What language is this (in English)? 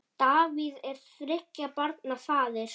Icelandic